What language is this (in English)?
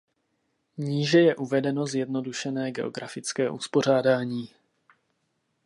Czech